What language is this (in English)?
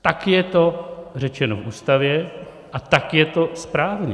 Czech